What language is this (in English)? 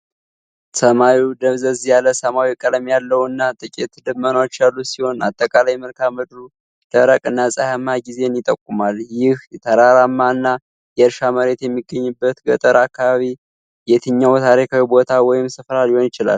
Amharic